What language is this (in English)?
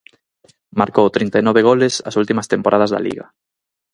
Galician